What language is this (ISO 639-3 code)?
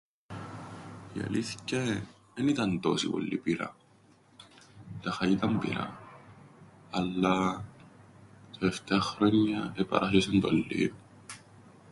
ell